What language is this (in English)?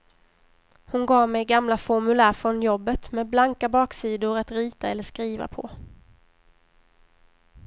Swedish